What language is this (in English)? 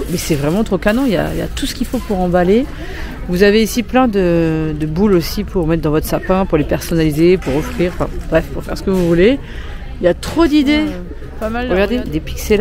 French